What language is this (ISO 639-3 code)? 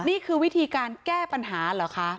tha